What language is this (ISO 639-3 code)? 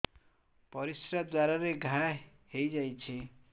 ori